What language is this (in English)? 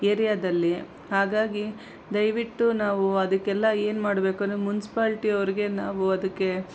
Kannada